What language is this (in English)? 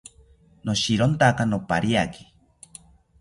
South Ucayali Ashéninka